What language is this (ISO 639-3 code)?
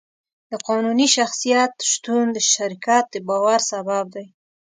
pus